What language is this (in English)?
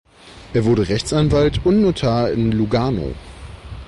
German